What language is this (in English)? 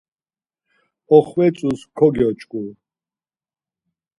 Laz